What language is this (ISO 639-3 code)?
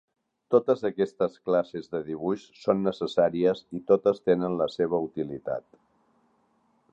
cat